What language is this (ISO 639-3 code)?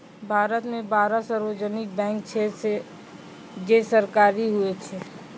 mai